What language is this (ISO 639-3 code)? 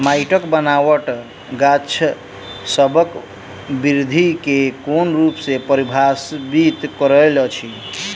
mai